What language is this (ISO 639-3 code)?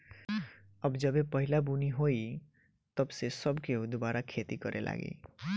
bho